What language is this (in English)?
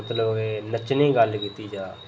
Dogri